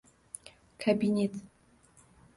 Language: Uzbek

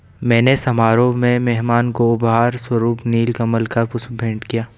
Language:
Hindi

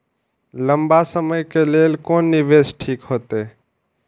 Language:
Maithili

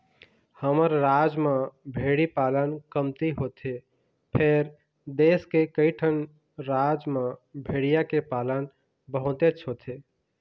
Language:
Chhattisgarhi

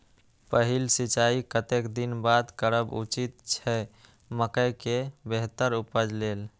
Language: Maithili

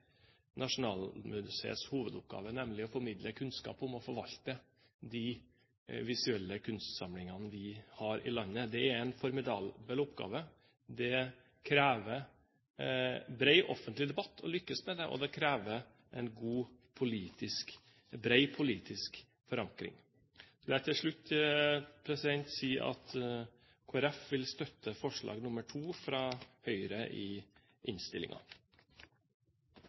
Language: Norwegian Bokmål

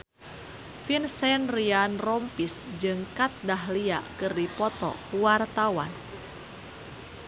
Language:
Sundanese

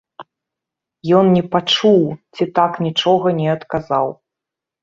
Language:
Belarusian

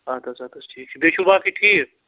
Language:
Kashmiri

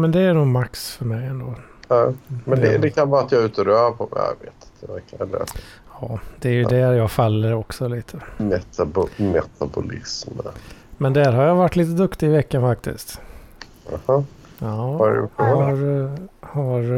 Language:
Swedish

